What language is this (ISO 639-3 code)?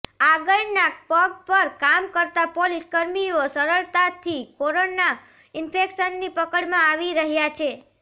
guj